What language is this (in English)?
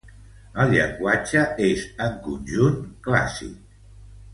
Catalan